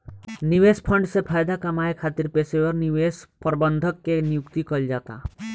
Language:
Bhojpuri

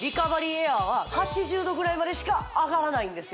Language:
Japanese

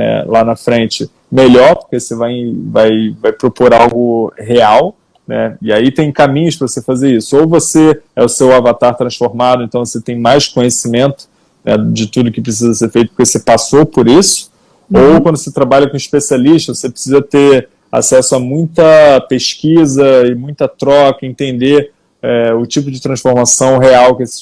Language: Portuguese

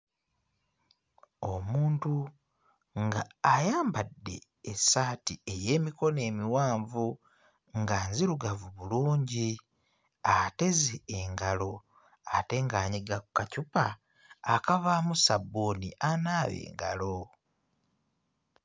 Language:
Ganda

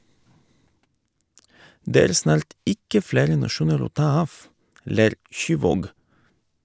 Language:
Norwegian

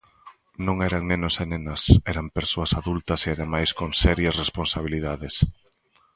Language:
Galician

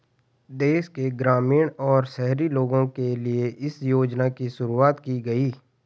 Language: Hindi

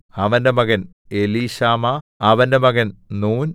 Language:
Malayalam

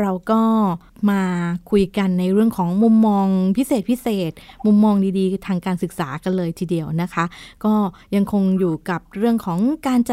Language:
Thai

